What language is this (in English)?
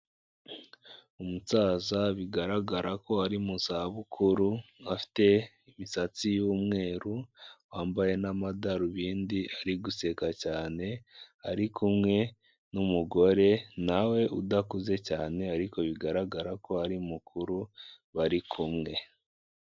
Kinyarwanda